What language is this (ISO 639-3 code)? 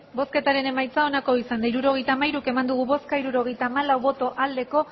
eus